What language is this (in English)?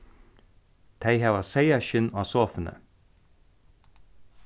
Faroese